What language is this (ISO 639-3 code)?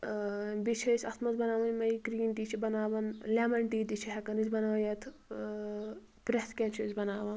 kas